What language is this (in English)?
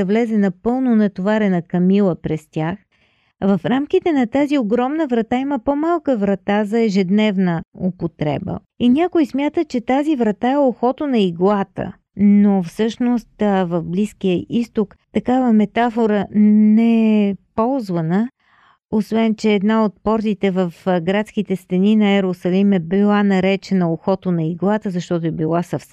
Bulgarian